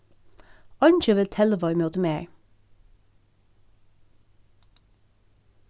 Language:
Faroese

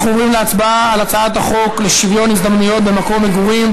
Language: Hebrew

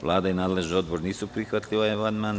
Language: Serbian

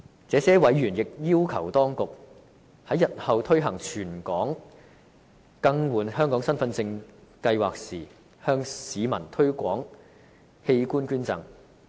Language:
Cantonese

